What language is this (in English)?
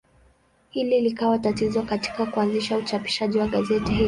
Swahili